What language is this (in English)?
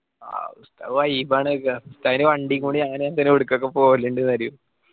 Malayalam